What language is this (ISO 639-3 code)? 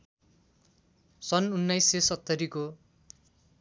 nep